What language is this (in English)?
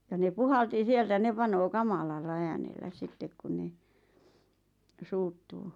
Finnish